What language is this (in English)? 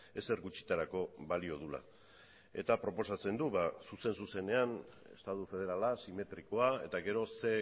Basque